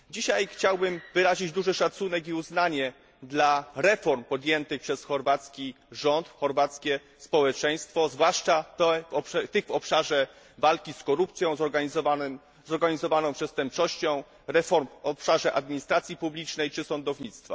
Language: Polish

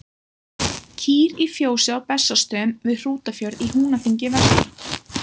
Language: Icelandic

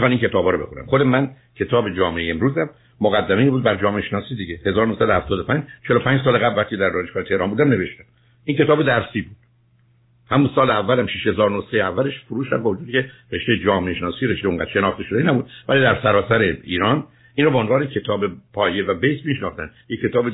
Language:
Persian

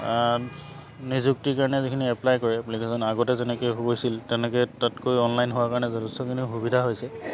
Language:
Assamese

